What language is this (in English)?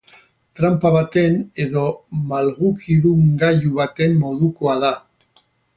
Basque